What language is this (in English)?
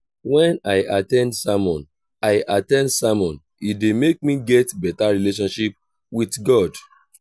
Nigerian Pidgin